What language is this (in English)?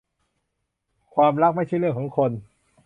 Thai